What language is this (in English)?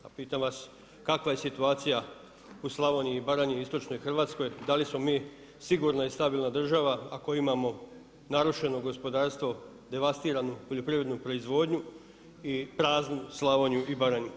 Croatian